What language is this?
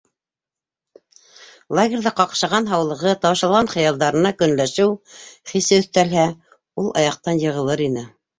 Bashkir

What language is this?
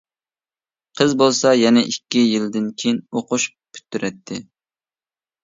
Uyghur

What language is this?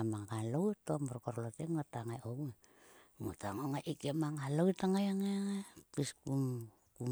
Sulka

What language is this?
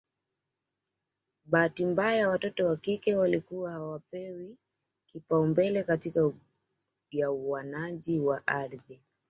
Swahili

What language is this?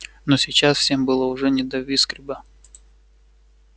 Russian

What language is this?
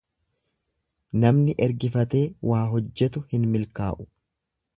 Oromo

